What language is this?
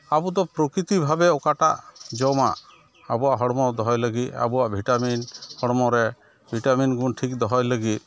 Santali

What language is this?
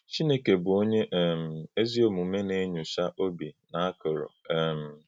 Igbo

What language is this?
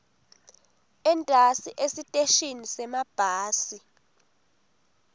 Swati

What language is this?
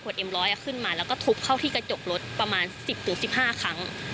Thai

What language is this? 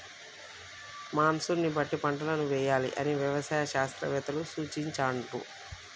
Telugu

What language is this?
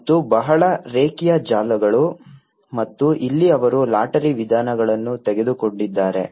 Kannada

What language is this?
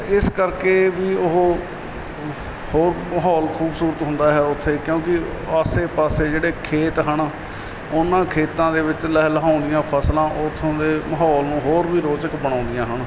Punjabi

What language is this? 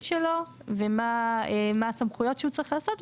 Hebrew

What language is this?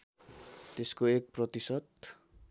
Nepali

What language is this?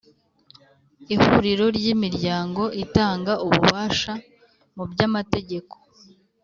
Kinyarwanda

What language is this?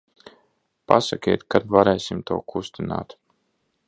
Latvian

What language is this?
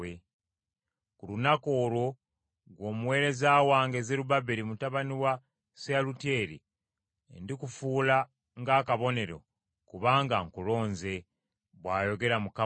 Ganda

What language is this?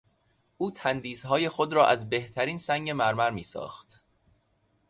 Persian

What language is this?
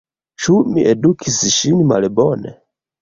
Esperanto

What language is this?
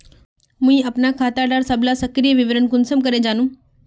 Magahi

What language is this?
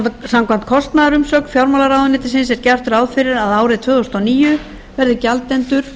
Icelandic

